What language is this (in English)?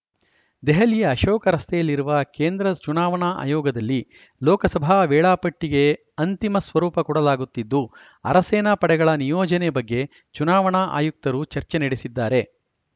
Kannada